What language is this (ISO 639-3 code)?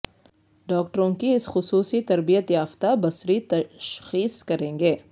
urd